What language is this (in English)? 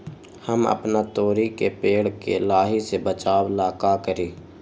Magahi